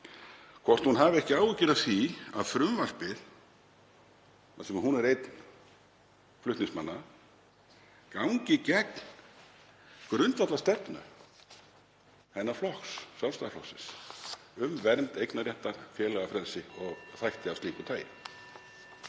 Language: Icelandic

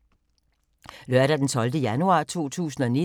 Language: Danish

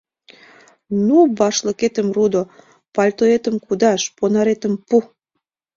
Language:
Mari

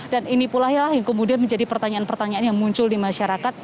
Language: Indonesian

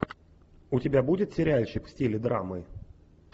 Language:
Russian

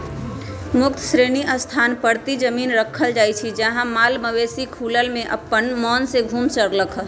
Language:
Magahi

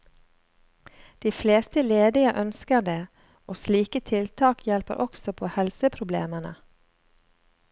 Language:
Norwegian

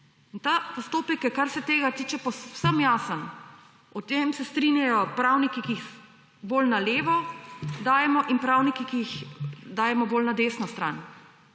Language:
Slovenian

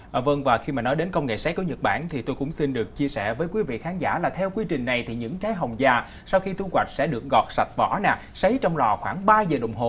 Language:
Vietnamese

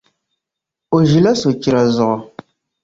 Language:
Dagbani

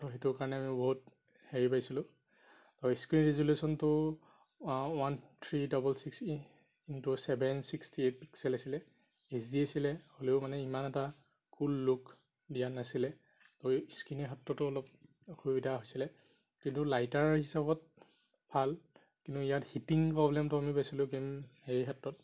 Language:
Assamese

